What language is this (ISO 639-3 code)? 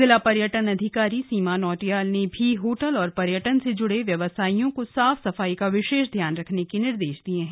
hin